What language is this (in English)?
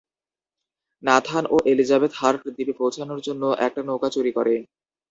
Bangla